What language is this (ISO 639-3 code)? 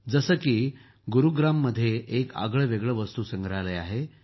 mar